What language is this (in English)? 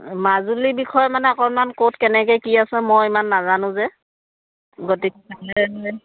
Assamese